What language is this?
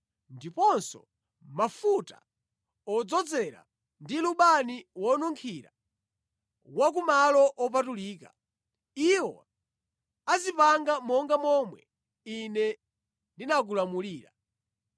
Nyanja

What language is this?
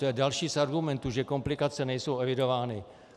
Czech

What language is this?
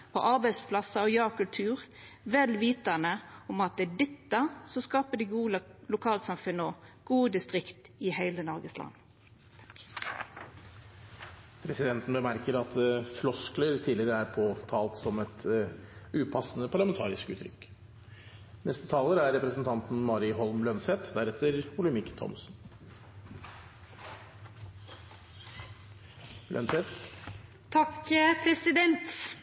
Norwegian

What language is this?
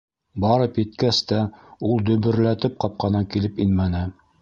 Bashkir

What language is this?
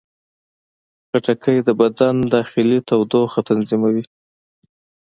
Pashto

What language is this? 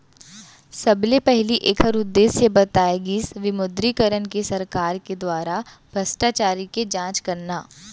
Chhattisgarhi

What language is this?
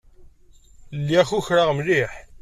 Kabyle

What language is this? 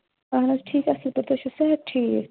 Kashmiri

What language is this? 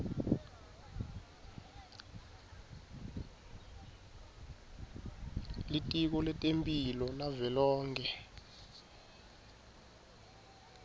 Swati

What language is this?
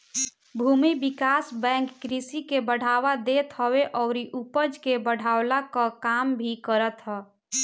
Bhojpuri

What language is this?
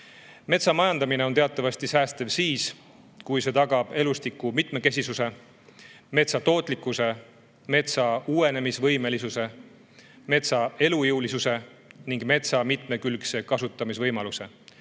Estonian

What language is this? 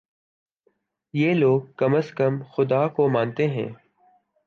Urdu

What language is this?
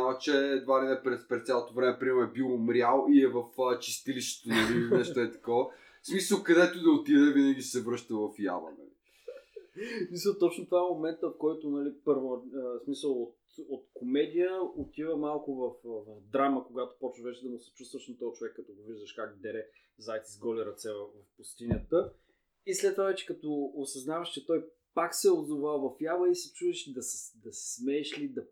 Bulgarian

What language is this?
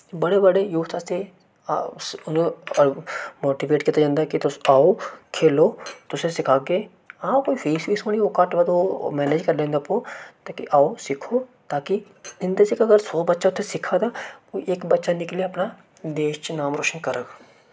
Dogri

